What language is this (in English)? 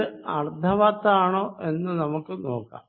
Malayalam